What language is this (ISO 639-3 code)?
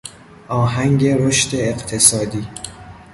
fas